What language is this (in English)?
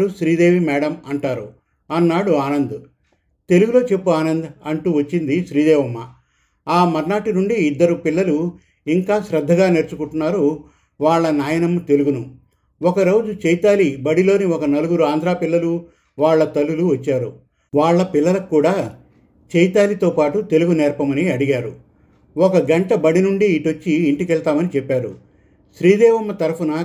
Telugu